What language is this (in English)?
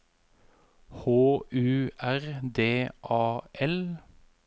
Norwegian